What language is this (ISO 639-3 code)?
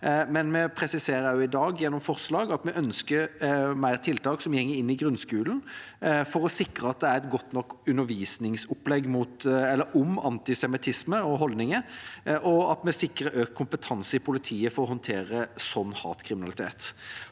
nor